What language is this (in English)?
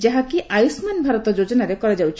Odia